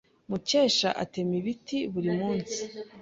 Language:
Kinyarwanda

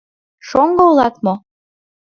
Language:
Mari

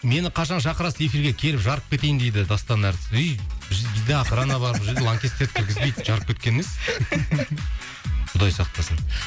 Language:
Kazakh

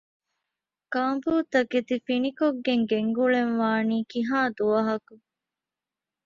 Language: Divehi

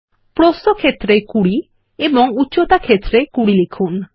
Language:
Bangla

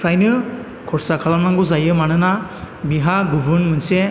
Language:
Bodo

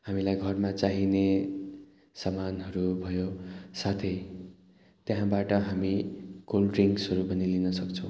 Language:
Nepali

